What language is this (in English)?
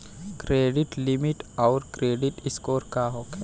Bhojpuri